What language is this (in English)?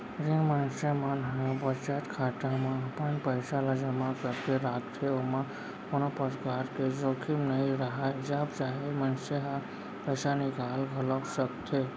Chhattisgarhi